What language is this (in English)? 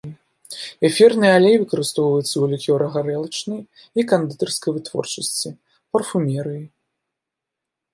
Belarusian